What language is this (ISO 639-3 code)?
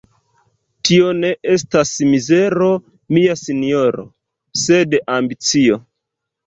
epo